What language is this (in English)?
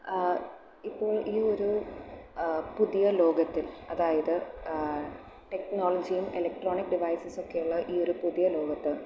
Malayalam